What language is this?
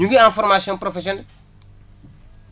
Wolof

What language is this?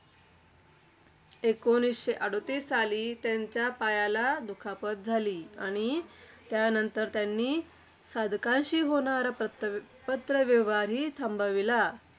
Marathi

